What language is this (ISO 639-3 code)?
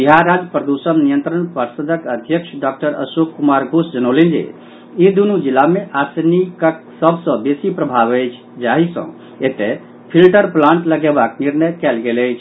mai